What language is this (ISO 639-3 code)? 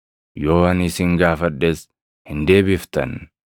orm